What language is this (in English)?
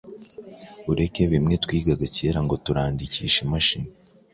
Kinyarwanda